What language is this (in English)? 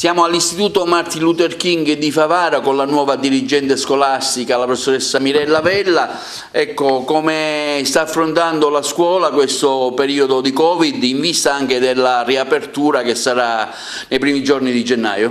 Italian